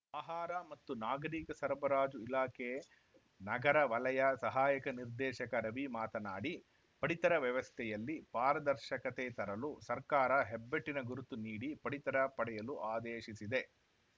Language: Kannada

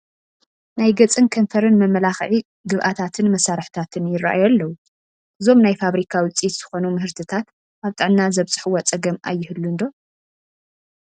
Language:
Tigrinya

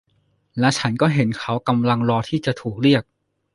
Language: Thai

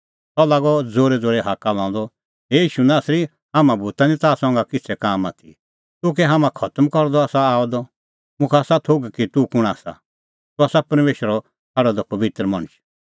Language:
Kullu Pahari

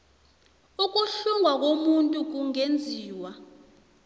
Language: South Ndebele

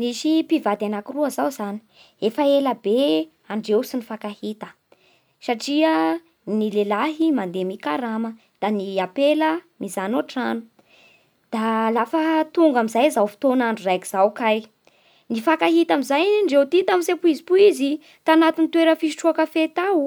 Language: Bara Malagasy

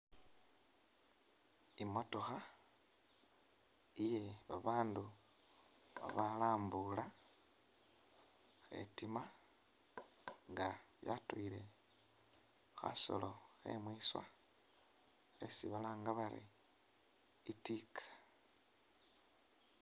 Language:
Masaaba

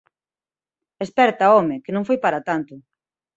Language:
Galician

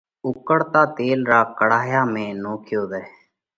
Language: Parkari Koli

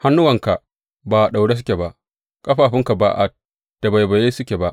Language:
Hausa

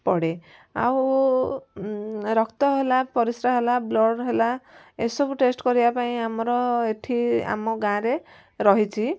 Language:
Odia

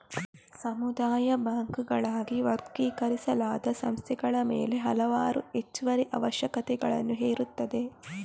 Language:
Kannada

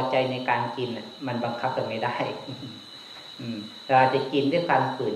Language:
Thai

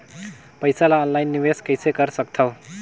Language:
Chhattisgarhi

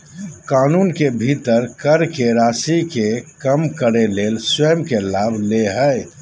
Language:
Magahi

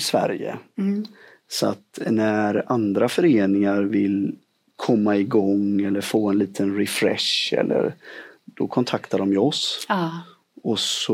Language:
Swedish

